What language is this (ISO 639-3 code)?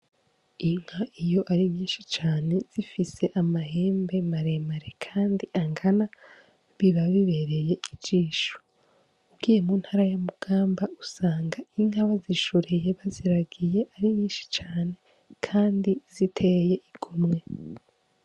run